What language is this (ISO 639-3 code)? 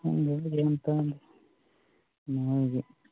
mni